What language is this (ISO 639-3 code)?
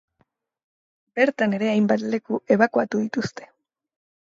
eus